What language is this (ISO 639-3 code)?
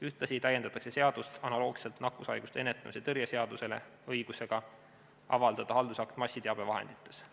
est